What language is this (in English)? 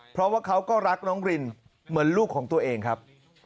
Thai